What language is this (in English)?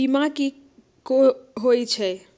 Magahi